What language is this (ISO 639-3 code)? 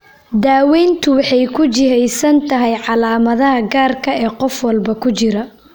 som